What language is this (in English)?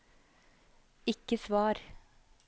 Norwegian